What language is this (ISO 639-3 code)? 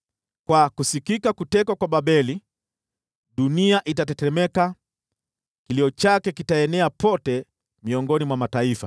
swa